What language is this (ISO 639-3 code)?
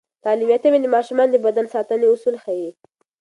pus